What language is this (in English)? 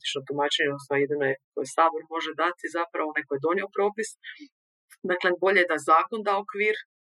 Croatian